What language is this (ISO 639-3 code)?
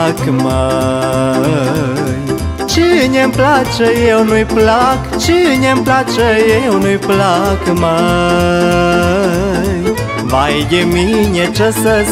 ron